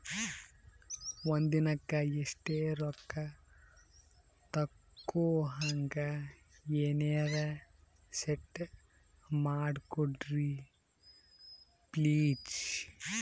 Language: Kannada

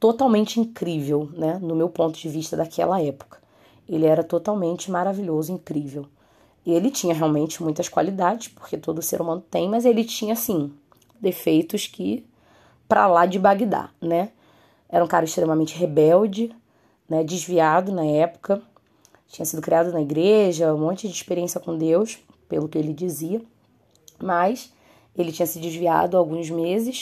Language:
Portuguese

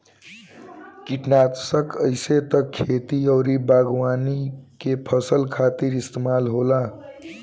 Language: Bhojpuri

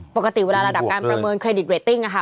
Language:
Thai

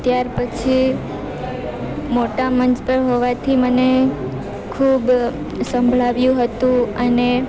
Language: Gujarati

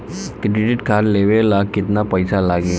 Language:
Bhojpuri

